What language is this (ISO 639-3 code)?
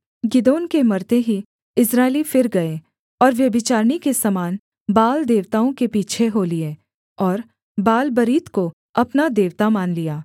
hin